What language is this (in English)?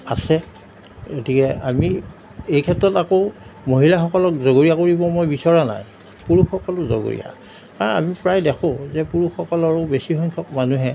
Assamese